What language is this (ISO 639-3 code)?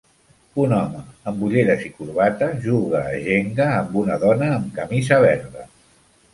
cat